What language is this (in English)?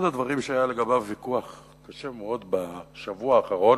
Hebrew